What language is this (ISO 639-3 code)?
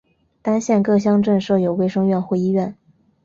zho